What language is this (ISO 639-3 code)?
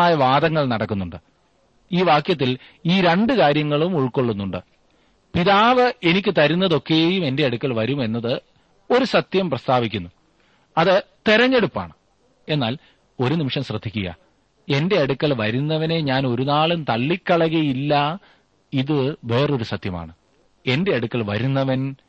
mal